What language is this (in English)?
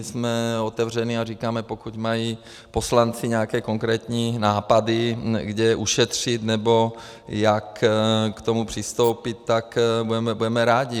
Czech